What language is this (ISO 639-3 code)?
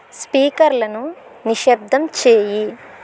tel